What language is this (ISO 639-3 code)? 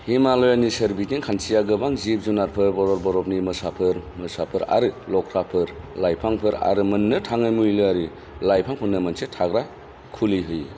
brx